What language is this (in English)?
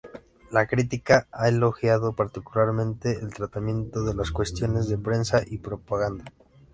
Spanish